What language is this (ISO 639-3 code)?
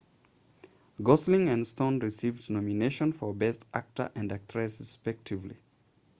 eng